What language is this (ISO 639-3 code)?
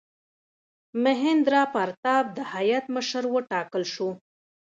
pus